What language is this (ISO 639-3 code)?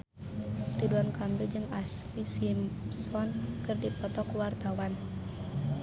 sun